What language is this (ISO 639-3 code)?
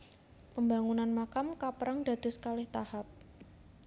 jav